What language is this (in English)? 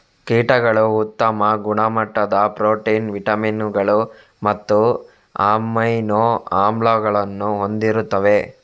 Kannada